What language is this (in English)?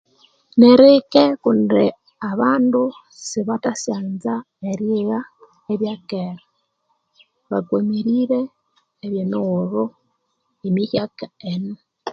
Konzo